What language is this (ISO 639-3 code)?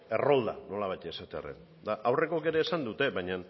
eus